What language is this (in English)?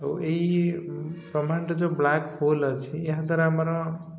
Odia